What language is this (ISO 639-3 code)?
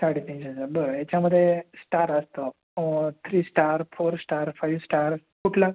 mar